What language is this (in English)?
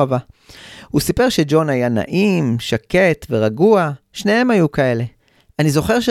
Hebrew